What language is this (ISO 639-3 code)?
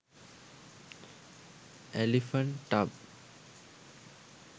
sin